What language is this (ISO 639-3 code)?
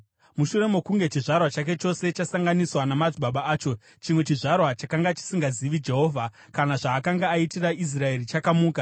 sna